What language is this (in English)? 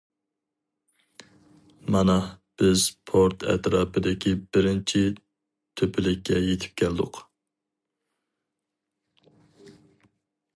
Uyghur